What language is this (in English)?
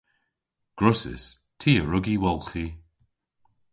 Cornish